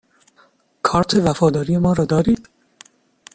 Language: Persian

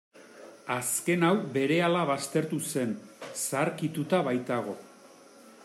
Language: Basque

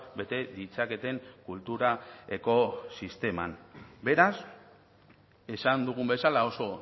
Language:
Basque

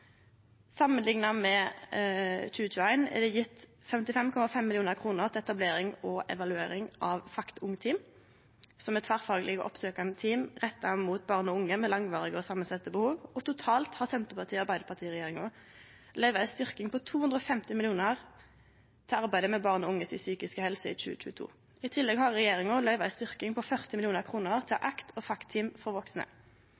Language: Norwegian Nynorsk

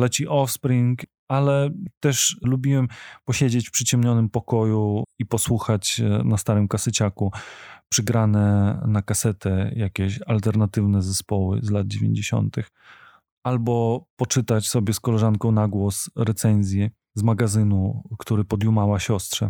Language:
Polish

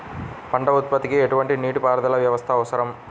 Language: Telugu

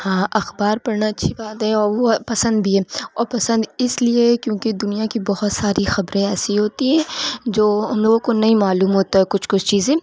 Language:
Urdu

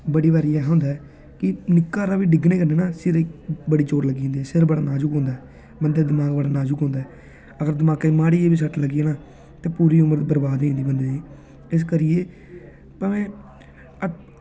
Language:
Dogri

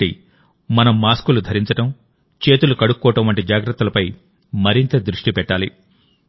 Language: Telugu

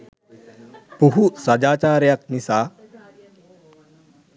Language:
Sinhala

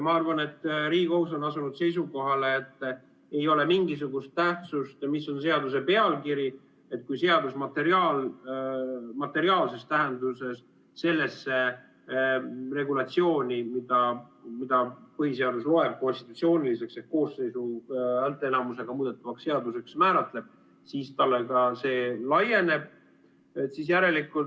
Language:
Estonian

